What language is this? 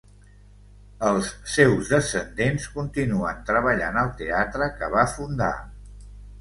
Catalan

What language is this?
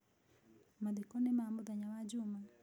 Kikuyu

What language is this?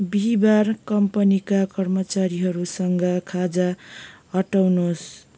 Nepali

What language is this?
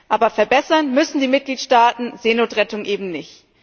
German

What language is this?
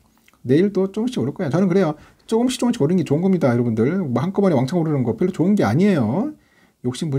Korean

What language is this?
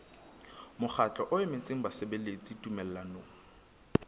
Southern Sotho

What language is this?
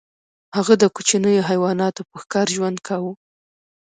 Pashto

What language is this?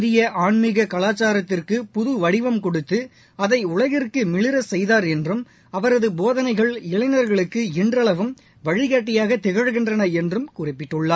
Tamil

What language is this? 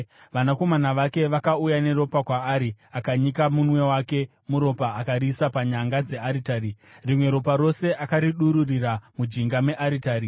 Shona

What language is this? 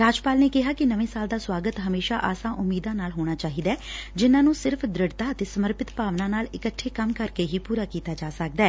Punjabi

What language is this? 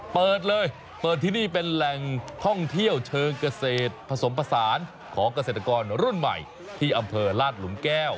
Thai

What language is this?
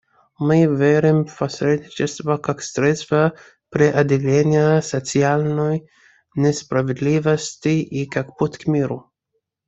Russian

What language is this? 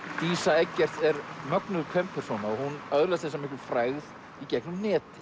Icelandic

